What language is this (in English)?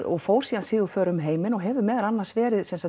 Icelandic